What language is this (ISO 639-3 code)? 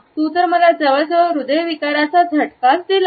mar